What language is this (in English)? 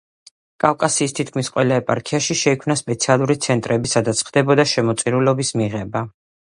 Georgian